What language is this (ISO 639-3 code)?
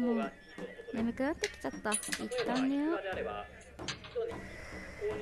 jpn